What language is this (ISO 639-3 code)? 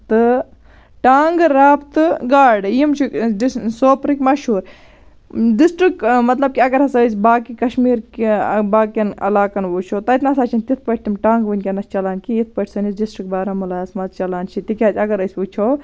kas